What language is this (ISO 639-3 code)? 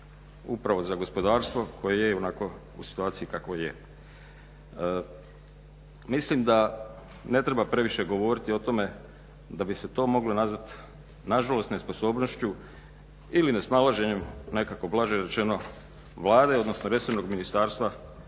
hrv